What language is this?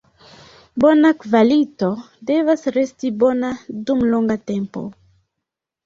Esperanto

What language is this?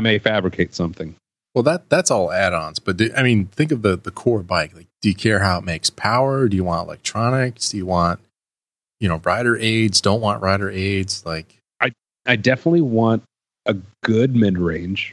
English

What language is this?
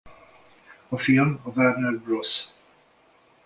Hungarian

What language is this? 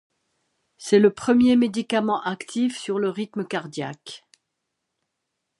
French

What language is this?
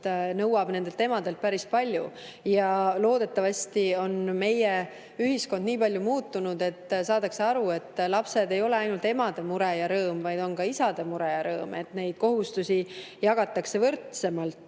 Estonian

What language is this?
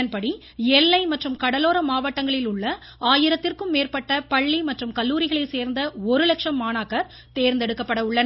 Tamil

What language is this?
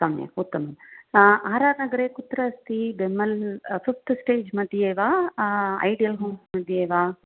Sanskrit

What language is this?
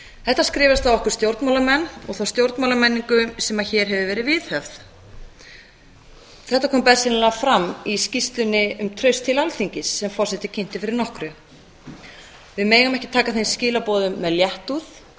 Icelandic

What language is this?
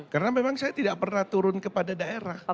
Indonesian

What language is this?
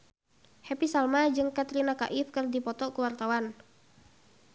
Sundanese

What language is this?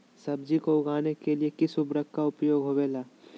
Magahi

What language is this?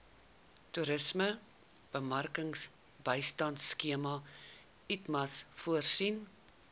Afrikaans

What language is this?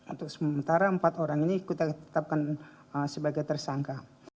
Indonesian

